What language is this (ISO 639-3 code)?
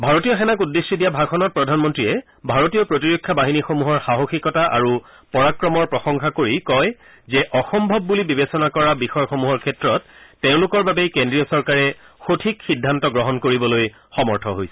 asm